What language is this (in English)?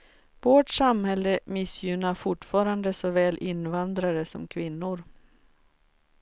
Swedish